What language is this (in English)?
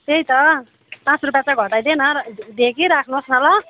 Nepali